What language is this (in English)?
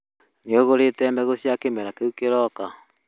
Kikuyu